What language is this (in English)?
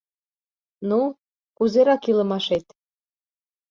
Mari